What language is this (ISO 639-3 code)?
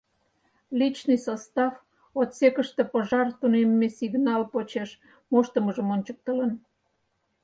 chm